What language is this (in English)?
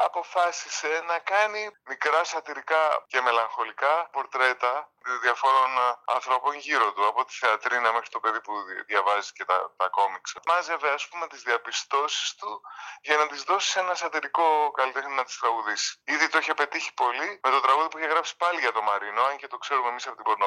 Greek